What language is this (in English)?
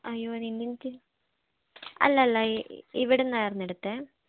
Malayalam